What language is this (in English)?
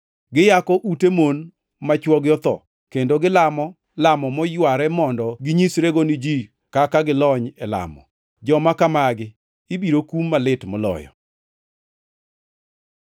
Luo (Kenya and Tanzania)